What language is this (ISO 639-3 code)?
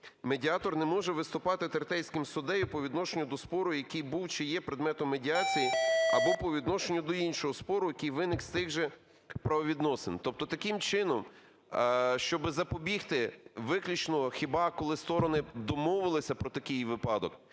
ukr